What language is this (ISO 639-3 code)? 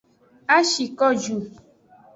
ajg